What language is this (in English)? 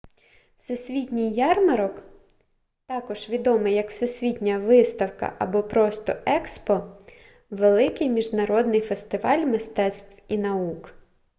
Ukrainian